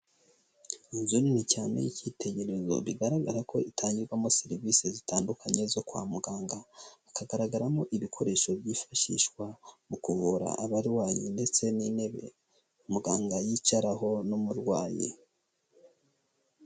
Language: Kinyarwanda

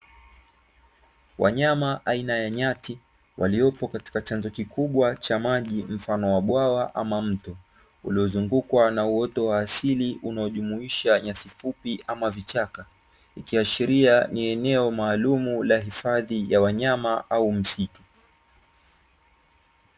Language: Swahili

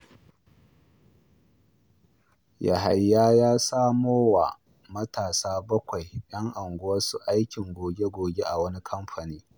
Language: Hausa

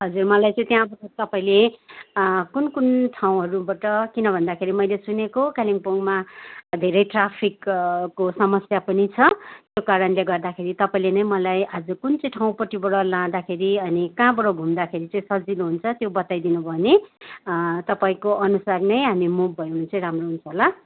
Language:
Nepali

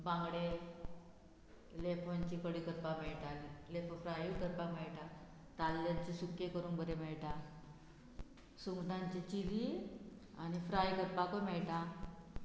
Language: Konkani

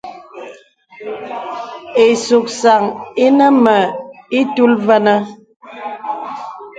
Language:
Bebele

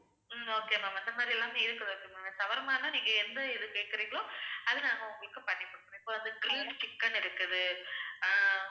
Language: Tamil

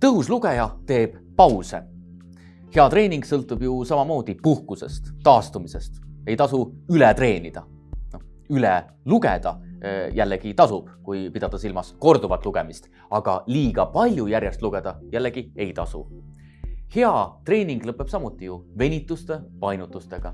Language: Estonian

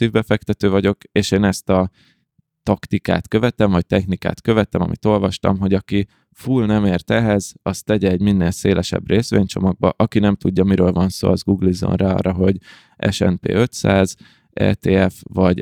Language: Hungarian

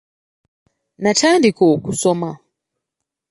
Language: Ganda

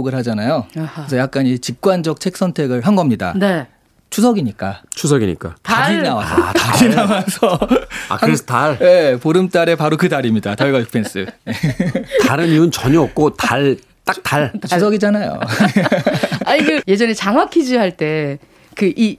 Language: Korean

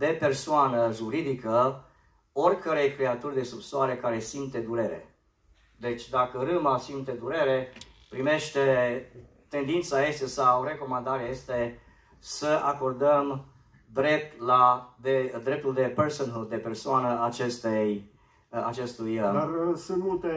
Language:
Romanian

